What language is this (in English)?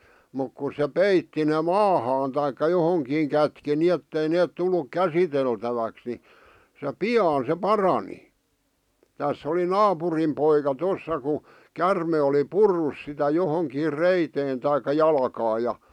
Finnish